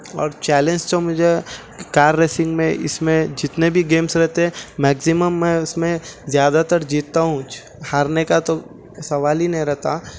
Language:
Urdu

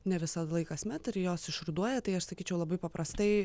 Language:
Lithuanian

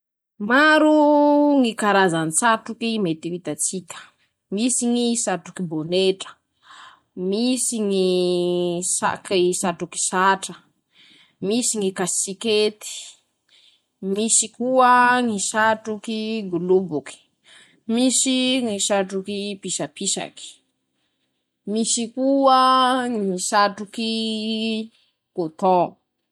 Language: Masikoro Malagasy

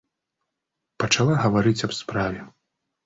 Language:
Belarusian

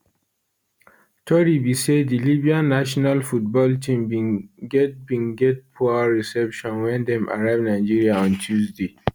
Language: Nigerian Pidgin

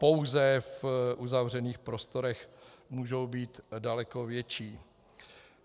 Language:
Czech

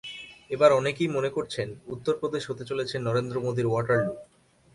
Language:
Bangla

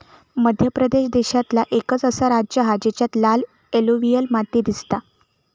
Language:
Marathi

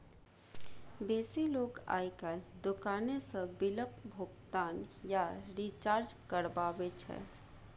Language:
Maithili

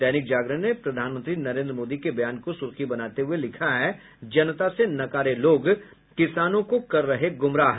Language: Hindi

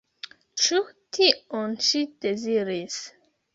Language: Esperanto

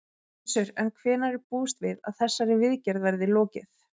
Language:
Icelandic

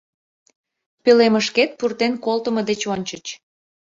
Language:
Mari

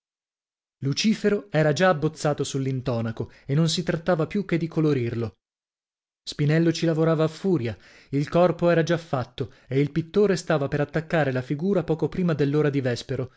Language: Italian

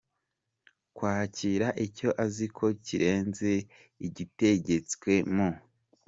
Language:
Kinyarwanda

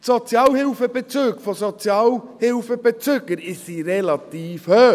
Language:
Swiss German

